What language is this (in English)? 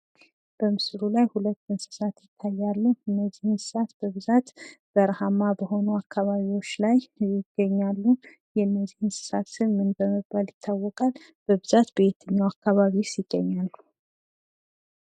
Amharic